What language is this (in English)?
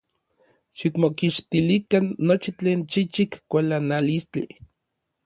Orizaba Nahuatl